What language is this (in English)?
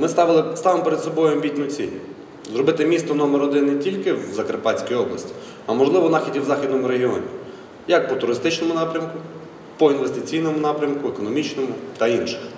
Ukrainian